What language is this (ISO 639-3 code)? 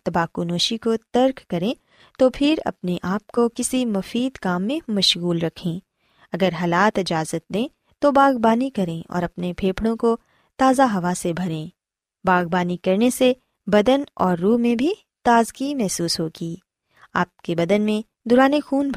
urd